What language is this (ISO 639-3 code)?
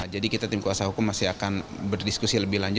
ind